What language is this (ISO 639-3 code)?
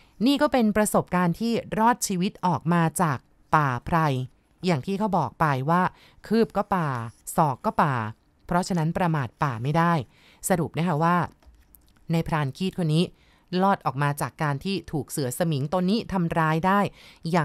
tha